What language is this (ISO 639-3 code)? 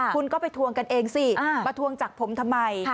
tha